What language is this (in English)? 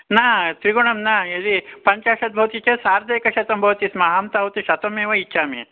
Sanskrit